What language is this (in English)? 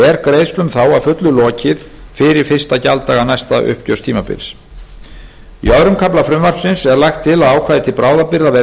Icelandic